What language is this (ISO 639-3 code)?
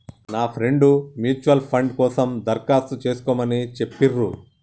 tel